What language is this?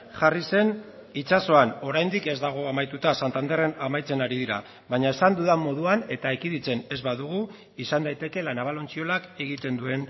Basque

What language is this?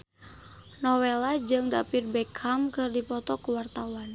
Sundanese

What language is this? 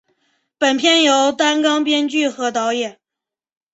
Chinese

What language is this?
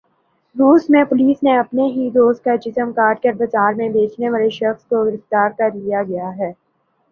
Urdu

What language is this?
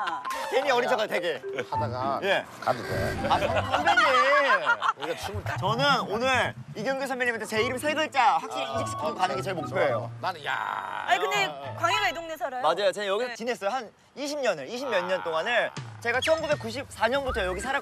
Korean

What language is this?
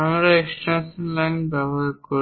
Bangla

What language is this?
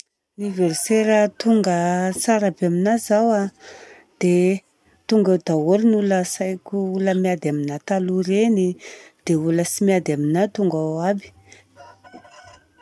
Southern Betsimisaraka Malagasy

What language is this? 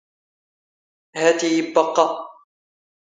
Standard Moroccan Tamazight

